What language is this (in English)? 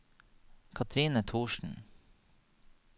Norwegian